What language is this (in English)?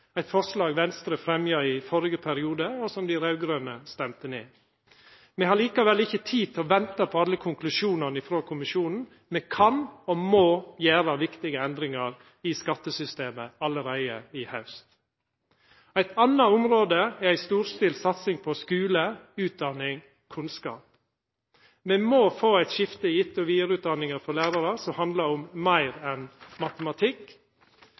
Norwegian Nynorsk